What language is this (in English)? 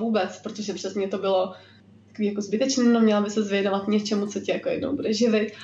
Czech